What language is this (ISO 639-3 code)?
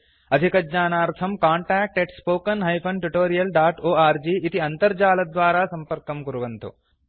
san